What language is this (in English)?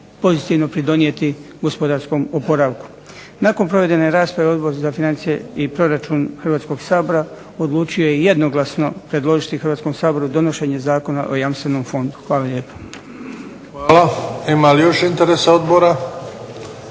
Croatian